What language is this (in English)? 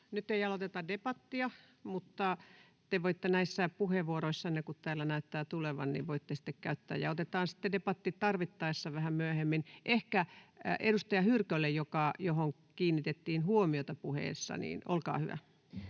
Finnish